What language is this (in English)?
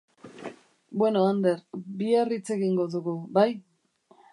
Basque